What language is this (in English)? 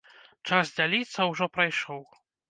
Belarusian